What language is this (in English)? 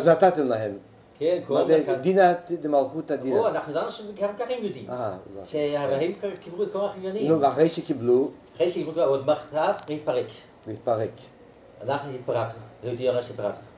Hebrew